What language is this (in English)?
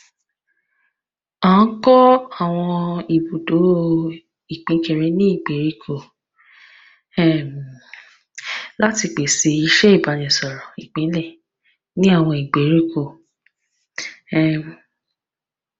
Yoruba